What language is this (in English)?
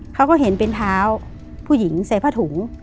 Thai